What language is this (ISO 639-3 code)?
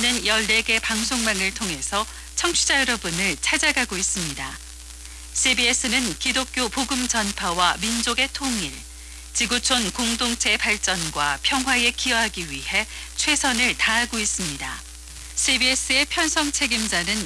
kor